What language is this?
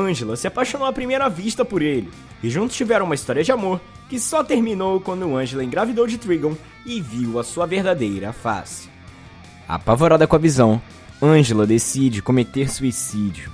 Portuguese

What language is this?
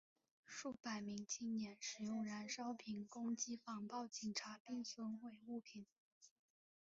Chinese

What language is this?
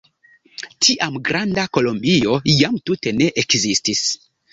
Esperanto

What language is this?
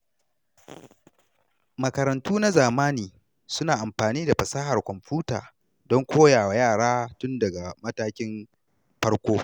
Hausa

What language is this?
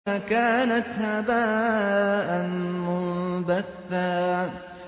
Arabic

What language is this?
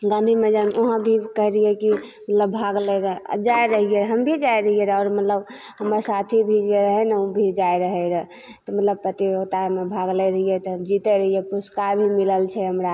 Maithili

